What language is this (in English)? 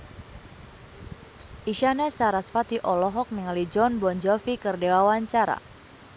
Sundanese